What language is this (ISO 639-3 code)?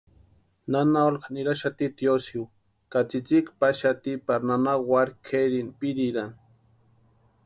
pua